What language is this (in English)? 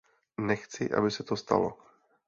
Czech